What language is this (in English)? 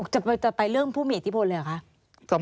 Thai